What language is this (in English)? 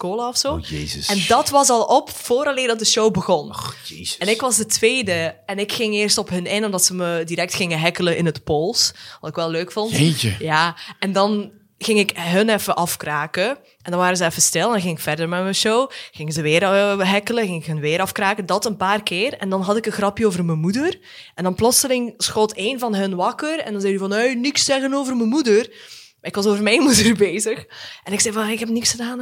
Dutch